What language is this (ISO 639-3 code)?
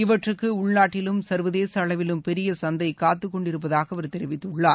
tam